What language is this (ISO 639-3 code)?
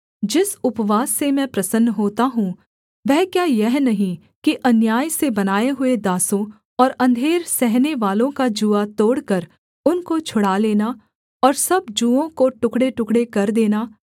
hin